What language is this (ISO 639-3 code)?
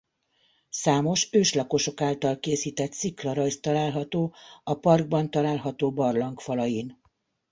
hun